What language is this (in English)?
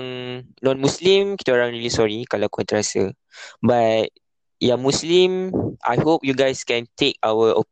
Malay